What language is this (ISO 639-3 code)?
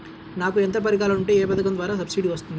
tel